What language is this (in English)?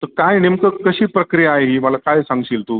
Marathi